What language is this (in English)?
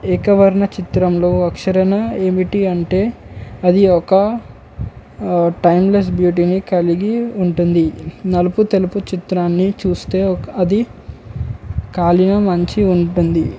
Telugu